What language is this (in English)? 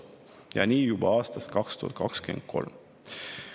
Estonian